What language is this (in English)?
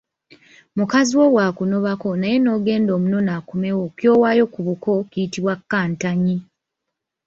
Ganda